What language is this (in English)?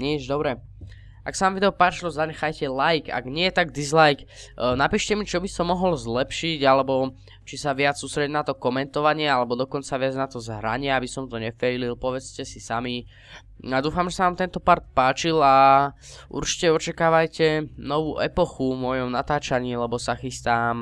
Czech